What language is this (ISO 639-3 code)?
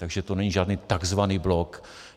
ces